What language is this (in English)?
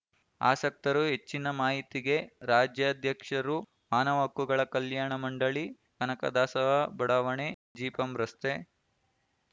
Kannada